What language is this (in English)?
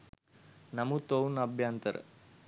Sinhala